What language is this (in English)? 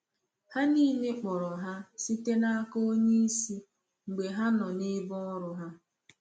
Igbo